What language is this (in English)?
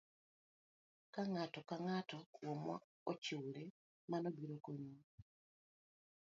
Luo (Kenya and Tanzania)